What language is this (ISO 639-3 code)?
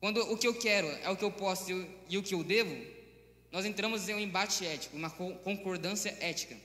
por